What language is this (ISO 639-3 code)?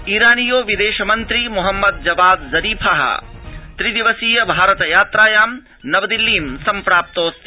san